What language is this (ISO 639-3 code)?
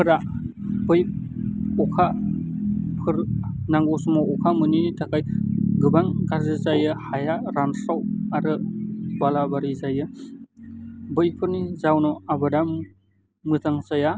brx